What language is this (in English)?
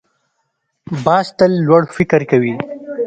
Pashto